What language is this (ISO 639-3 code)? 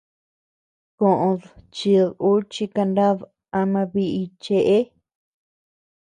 cux